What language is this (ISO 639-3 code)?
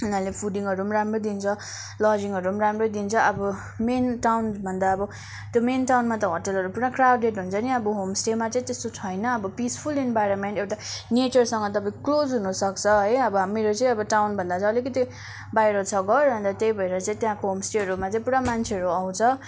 nep